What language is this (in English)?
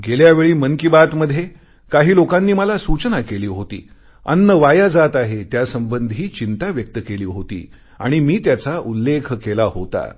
Marathi